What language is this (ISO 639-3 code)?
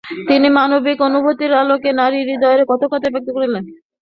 ben